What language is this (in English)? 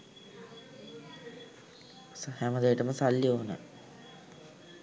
Sinhala